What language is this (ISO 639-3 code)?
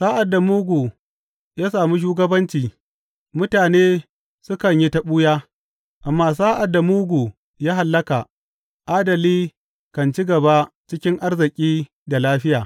hau